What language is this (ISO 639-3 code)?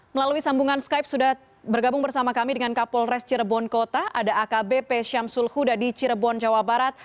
ind